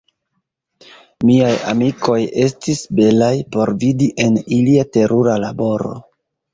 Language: Esperanto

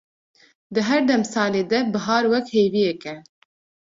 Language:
Kurdish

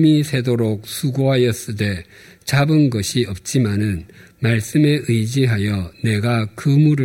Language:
Korean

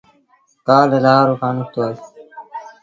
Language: Sindhi Bhil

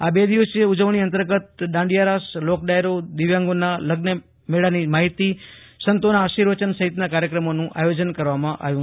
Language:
Gujarati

